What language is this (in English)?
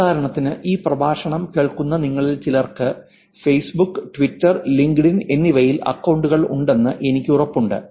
Malayalam